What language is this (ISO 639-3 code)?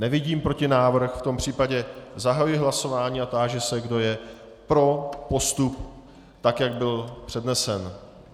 ces